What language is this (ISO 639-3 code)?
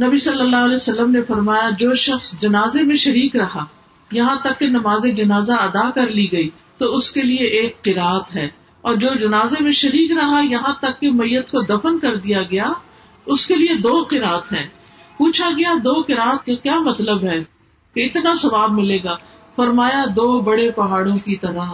urd